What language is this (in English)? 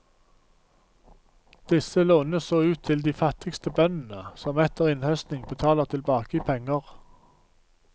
Norwegian